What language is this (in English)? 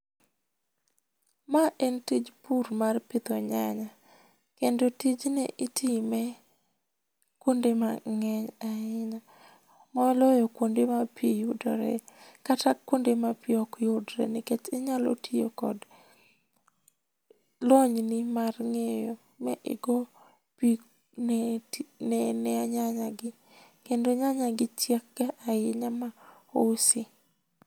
Luo (Kenya and Tanzania)